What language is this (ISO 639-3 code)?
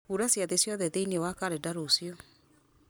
kik